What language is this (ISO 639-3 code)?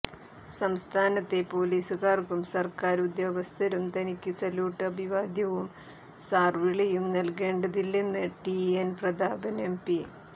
mal